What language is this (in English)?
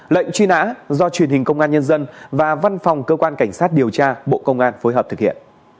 Vietnamese